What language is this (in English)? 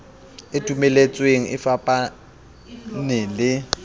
Southern Sotho